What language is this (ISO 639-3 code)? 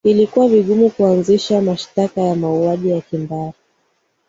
swa